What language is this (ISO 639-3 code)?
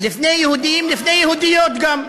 heb